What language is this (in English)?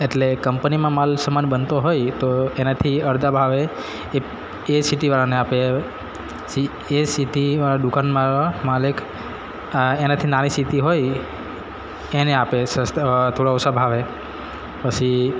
Gujarati